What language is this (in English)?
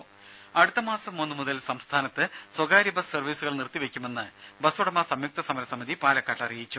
Malayalam